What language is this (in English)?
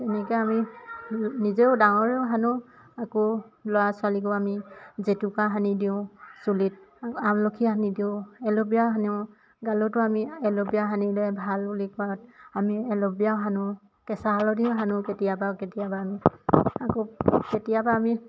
Assamese